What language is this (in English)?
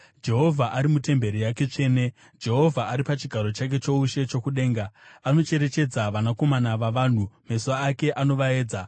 Shona